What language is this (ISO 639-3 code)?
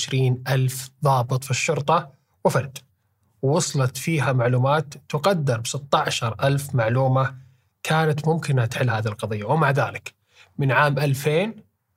ara